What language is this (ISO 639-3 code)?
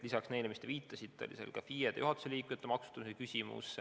est